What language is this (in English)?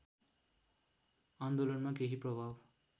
Nepali